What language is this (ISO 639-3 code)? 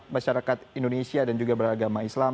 ind